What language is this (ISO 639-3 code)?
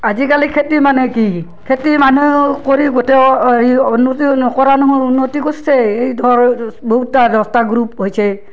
asm